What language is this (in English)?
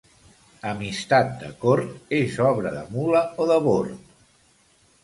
Catalan